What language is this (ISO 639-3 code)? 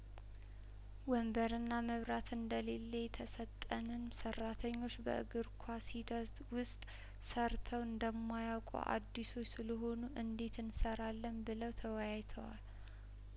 amh